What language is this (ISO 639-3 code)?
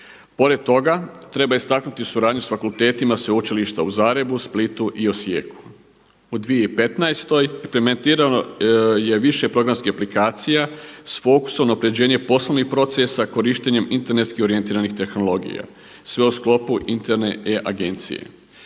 hrv